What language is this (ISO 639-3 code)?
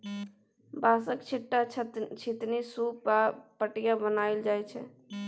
mai